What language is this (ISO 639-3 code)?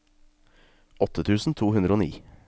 nor